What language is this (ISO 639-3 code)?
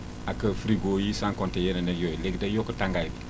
wol